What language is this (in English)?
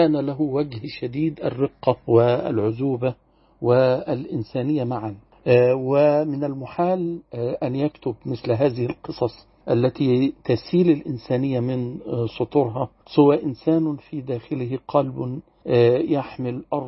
Arabic